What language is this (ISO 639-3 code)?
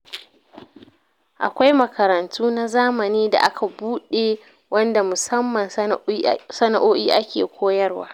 hau